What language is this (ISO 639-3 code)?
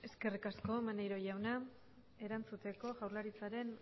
eus